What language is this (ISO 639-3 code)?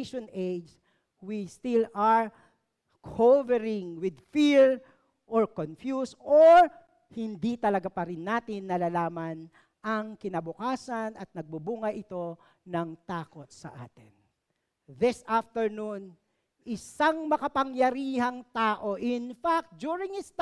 fil